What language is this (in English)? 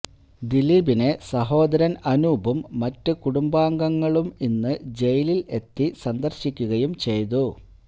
Malayalam